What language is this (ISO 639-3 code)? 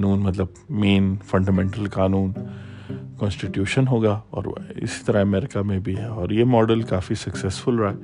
urd